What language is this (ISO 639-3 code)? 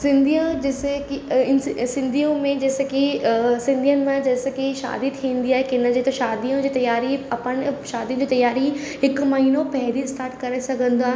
snd